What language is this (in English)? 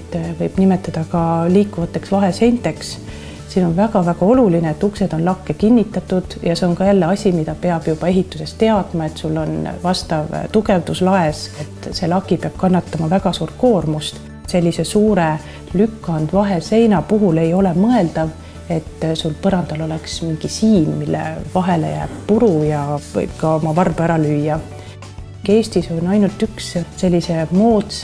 Finnish